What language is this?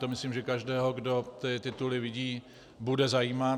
Czech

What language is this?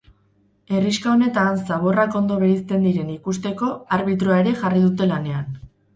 Basque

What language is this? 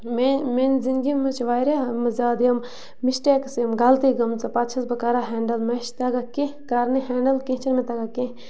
Kashmiri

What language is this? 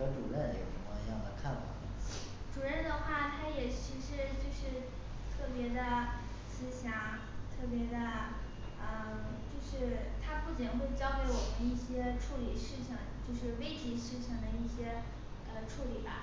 Chinese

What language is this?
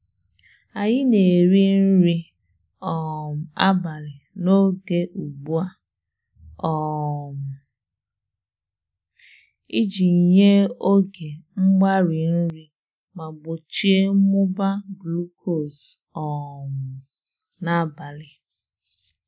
Igbo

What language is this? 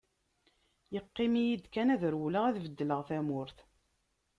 Kabyle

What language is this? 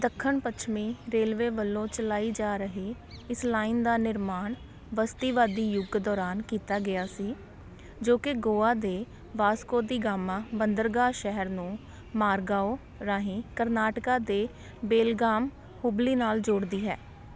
Punjabi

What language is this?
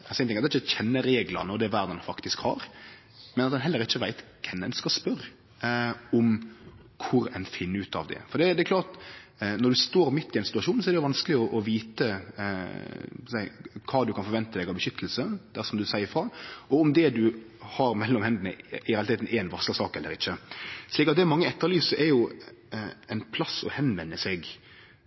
Norwegian Nynorsk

